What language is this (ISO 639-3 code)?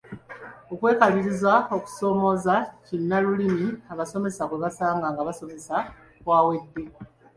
lug